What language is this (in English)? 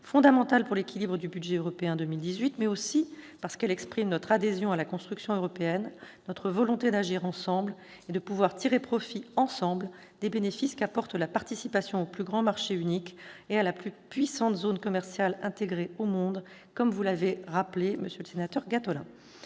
French